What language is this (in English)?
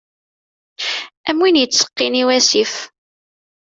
Kabyle